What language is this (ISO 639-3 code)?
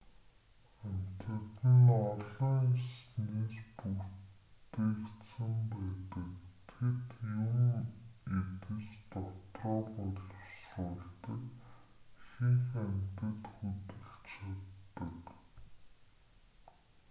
mon